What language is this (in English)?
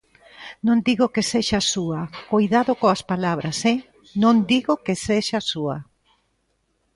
Galician